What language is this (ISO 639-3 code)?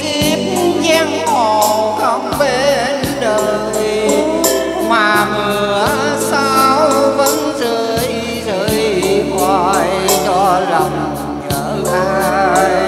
tha